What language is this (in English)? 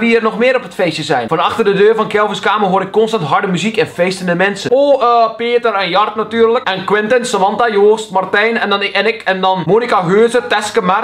Dutch